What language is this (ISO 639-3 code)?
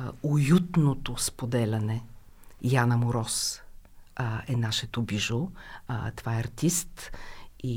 bul